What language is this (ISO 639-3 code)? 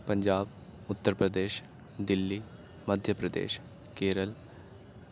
urd